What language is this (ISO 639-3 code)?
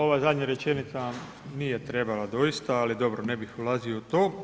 hrv